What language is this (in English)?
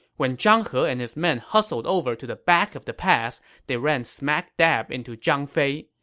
English